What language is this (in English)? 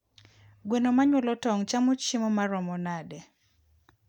Luo (Kenya and Tanzania)